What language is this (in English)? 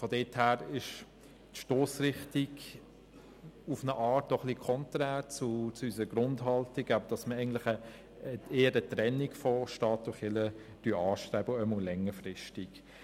Swiss German